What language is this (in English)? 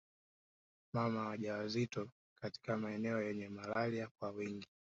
Swahili